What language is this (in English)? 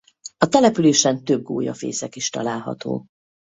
Hungarian